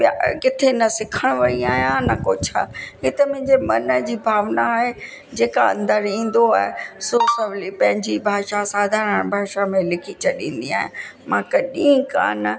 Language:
Sindhi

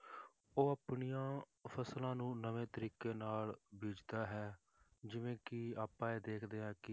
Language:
Punjabi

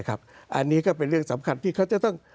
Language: Thai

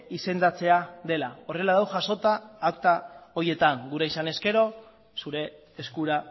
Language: Basque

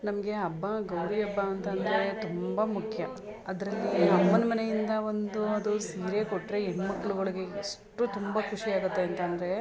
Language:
Kannada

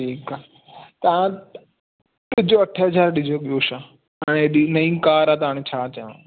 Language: Sindhi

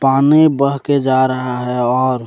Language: Hindi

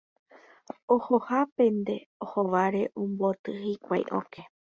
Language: Guarani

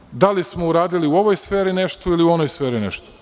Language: Serbian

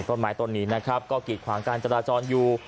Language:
Thai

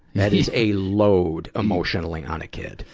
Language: English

